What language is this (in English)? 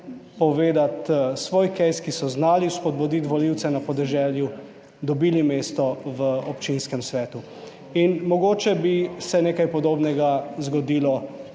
Slovenian